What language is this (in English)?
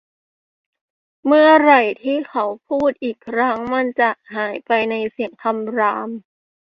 Thai